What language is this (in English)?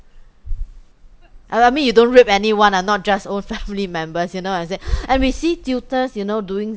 English